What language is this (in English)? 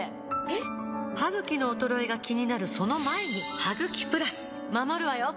Japanese